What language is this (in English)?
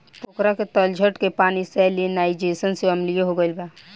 Bhojpuri